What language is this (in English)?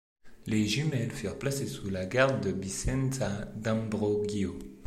French